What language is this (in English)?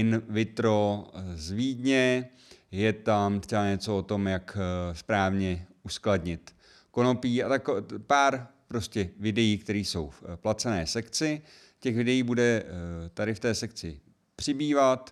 Czech